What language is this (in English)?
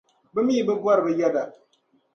Dagbani